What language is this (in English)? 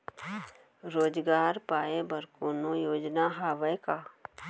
Chhattisgarhi